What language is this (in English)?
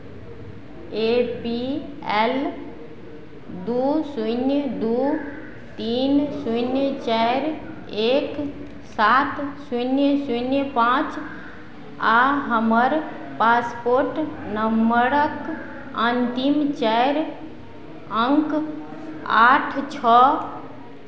Maithili